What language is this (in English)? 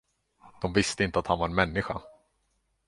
Swedish